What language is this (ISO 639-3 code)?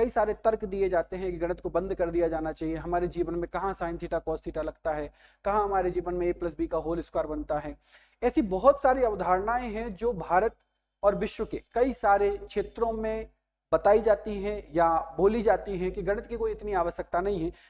hin